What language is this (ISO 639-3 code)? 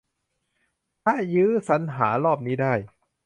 tha